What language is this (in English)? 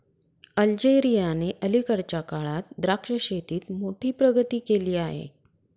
Marathi